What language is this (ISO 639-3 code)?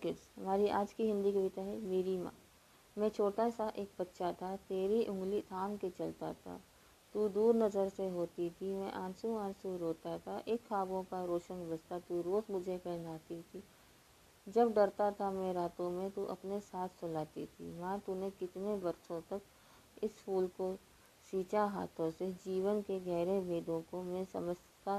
hin